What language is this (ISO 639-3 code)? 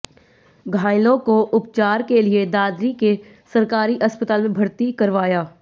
hin